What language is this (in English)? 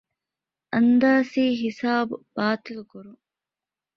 Divehi